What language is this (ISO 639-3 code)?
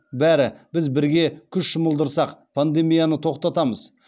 kaz